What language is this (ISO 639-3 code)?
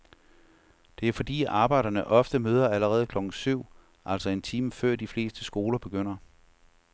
dan